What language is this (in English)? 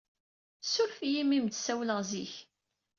Kabyle